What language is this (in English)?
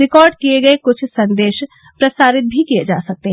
Hindi